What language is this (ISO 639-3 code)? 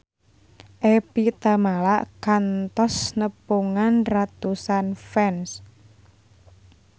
sun